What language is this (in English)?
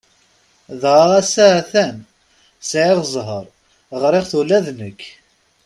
Kabyle